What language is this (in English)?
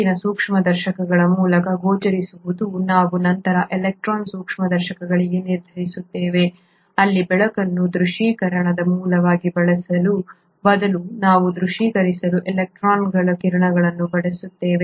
Kannada